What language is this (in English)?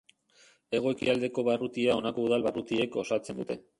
Basque